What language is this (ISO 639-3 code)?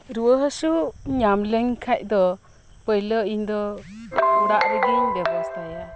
sat